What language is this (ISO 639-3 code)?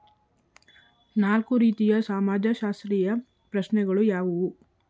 kan